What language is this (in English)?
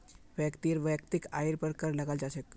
Magahi